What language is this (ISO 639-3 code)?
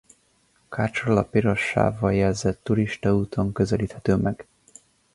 hun